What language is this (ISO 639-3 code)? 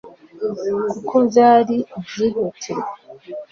kin